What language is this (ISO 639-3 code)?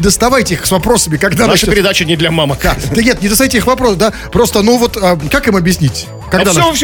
rus